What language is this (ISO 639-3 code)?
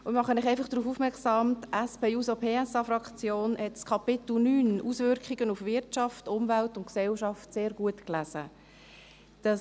gsw